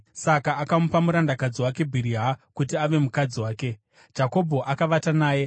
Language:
Shona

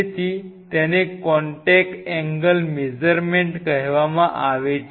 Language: Gujarati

